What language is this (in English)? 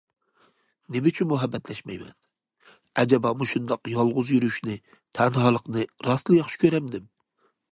Uyghur